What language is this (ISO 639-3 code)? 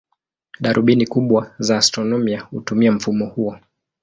swa